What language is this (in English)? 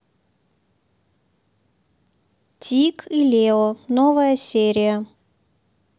Russian